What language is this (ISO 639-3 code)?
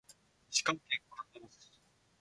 jpn